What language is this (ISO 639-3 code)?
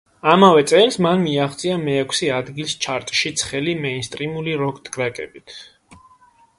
kat